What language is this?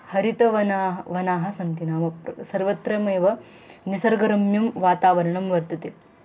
Sanskrit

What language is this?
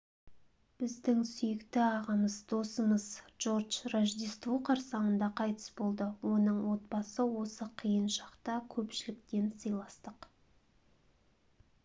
Kazakh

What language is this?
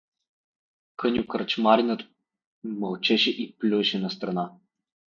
Bulgarian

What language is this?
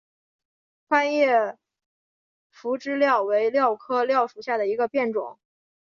Chinese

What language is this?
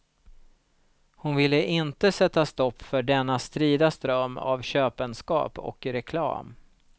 Swedish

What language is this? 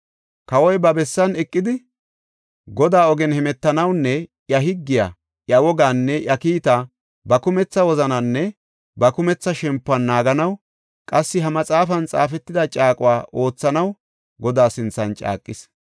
Gofa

